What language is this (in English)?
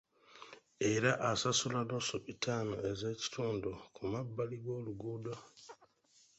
Ganda